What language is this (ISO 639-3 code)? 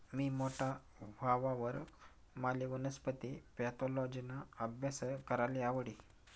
mar